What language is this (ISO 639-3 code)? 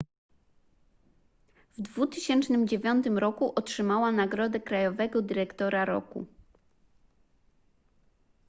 pol